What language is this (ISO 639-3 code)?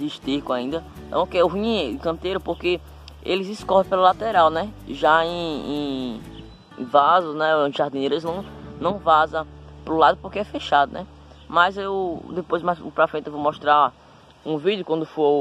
por